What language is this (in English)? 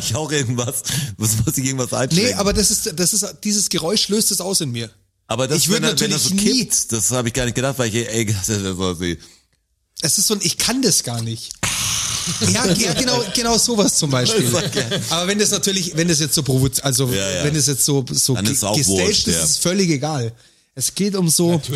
German